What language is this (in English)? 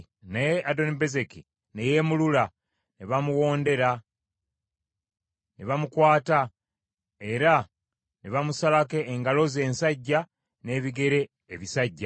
Ganda